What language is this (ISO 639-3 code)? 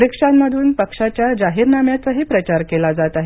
mar